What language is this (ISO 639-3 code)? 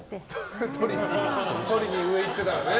jpn